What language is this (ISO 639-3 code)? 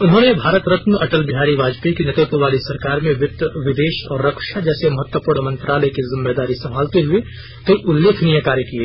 hin